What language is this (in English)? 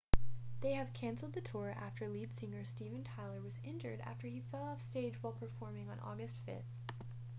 English